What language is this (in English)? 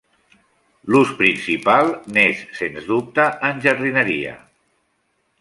Catalan